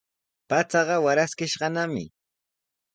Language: Sihuas Ancash Quechua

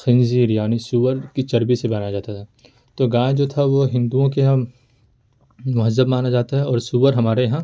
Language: Urdu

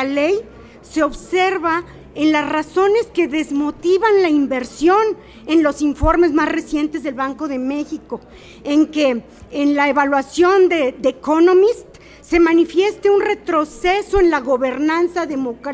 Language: Spanish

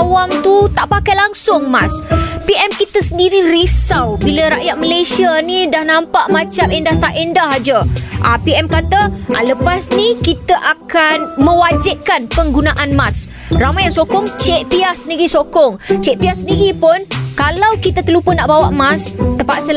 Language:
Malay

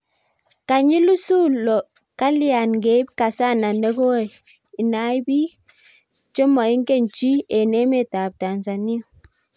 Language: Kalenjin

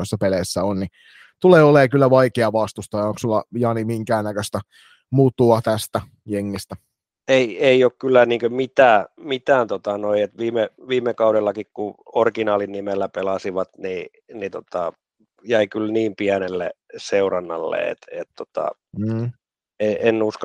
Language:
Finnish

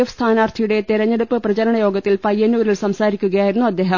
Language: Malayalam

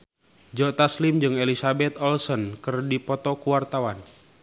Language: Sundanese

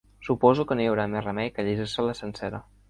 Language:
Catalan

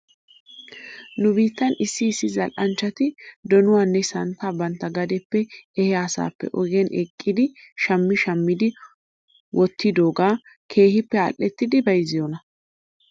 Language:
Wolaytta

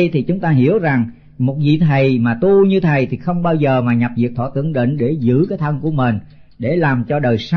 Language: Vietnamese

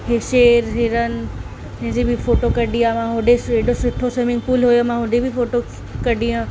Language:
Sindhi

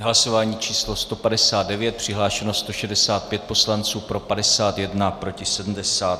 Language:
Czech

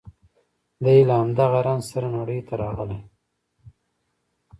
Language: Pashto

